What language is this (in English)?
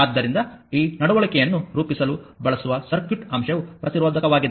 Kannada